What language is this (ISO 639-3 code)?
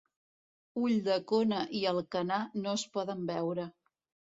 cat